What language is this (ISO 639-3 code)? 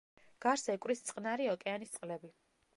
kat